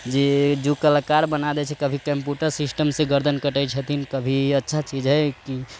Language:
Maithili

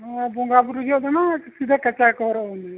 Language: Santali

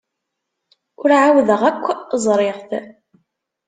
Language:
Kabyle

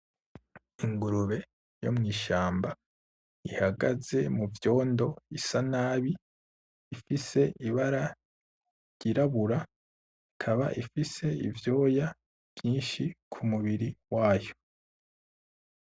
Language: Rundi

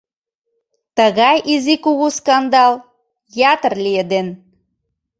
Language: Mari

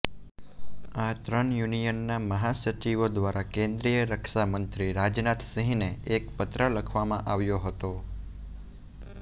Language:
Gujarati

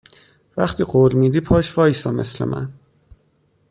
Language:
Persian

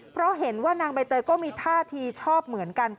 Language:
Thai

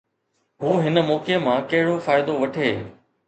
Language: Sindhi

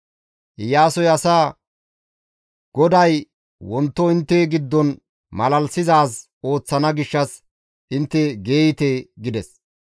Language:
Gamo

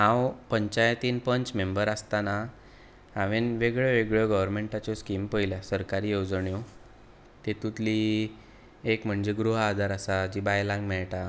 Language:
Konkani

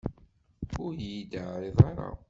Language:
Kabyle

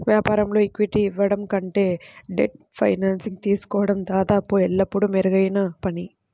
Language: Telugu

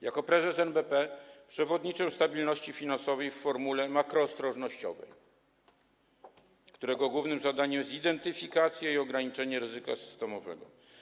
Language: Polish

